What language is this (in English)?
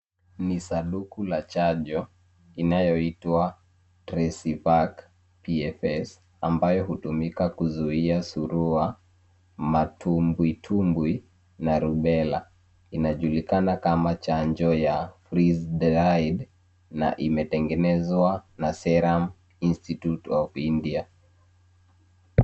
Swahili